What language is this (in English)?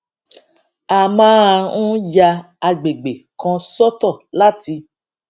Yoruba